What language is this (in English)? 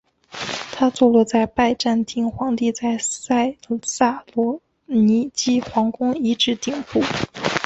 Chinese